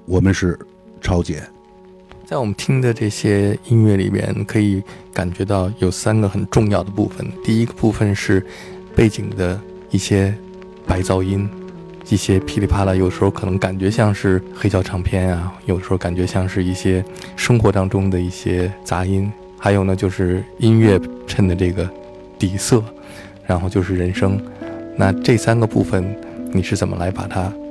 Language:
Chinese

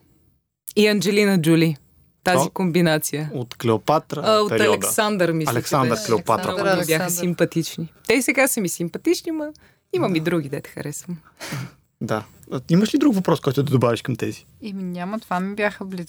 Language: Bulgarian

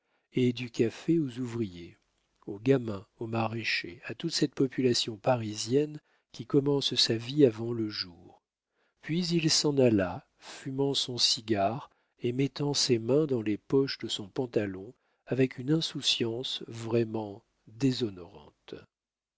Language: French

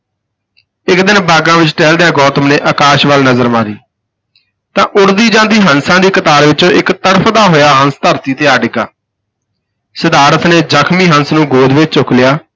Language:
Punjabi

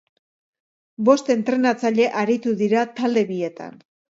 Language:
Basque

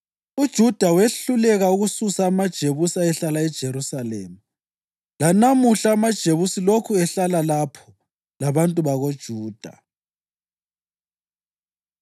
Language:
North Ndebele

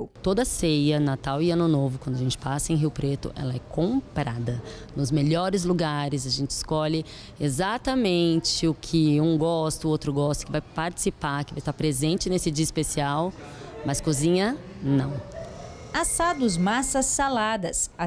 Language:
Portuguese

